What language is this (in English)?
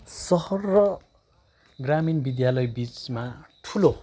Nepali